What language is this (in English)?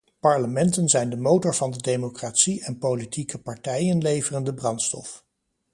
Dutch